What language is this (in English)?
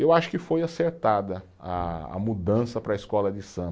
Portuguese